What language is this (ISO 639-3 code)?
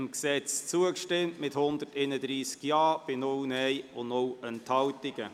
gsw